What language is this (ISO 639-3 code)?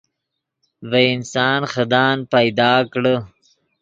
ydg